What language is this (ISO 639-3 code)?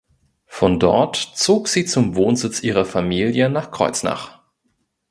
deu